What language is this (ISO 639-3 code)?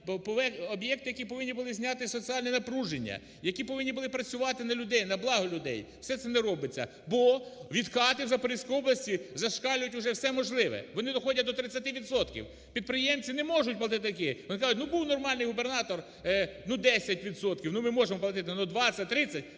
ukr